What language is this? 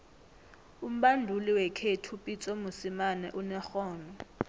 South Ndebele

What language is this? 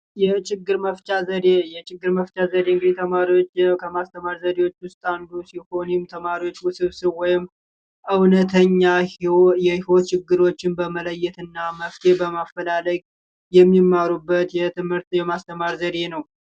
Amharic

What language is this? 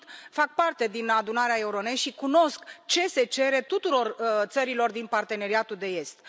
Romanian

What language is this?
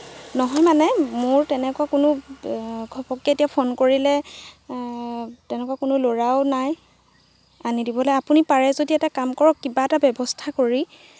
Assamese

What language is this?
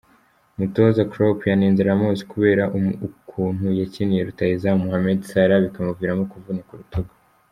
Kinyarwanda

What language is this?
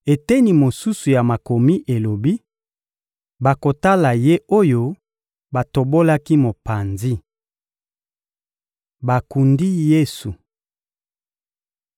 Lingala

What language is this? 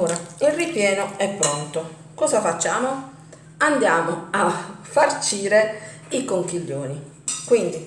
Italian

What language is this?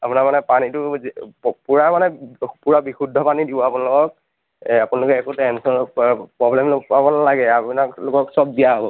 Assamese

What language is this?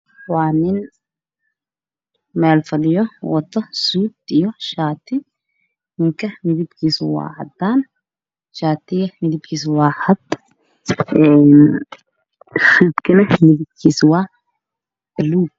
Somali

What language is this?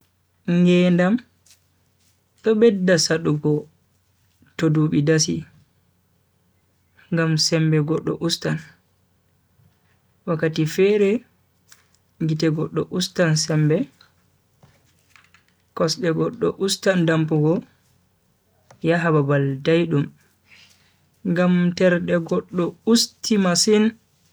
Bagirmi Fulfulde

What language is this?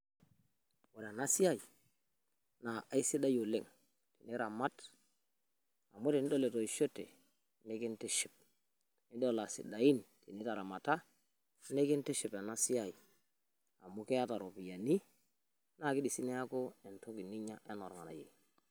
Masai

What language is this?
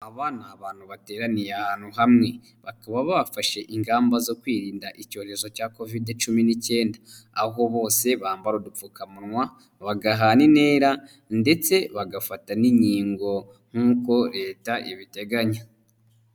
Kinyarwanda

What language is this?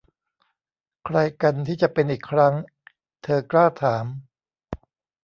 Thai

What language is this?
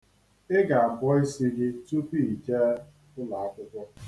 Igbo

